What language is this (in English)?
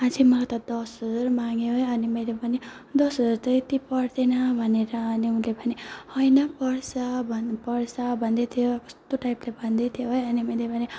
Nepali